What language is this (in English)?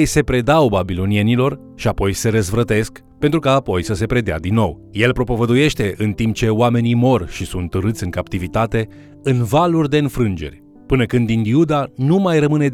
Romanian